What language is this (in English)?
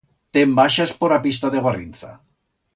Aragonese